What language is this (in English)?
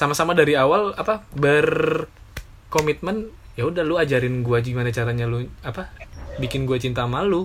Indonesian